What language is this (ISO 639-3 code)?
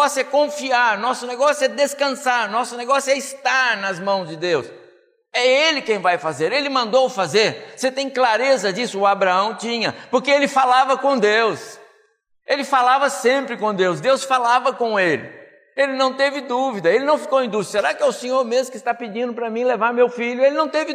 por